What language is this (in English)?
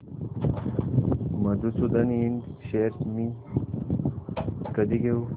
Marathi